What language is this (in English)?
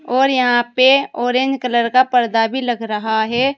Hindi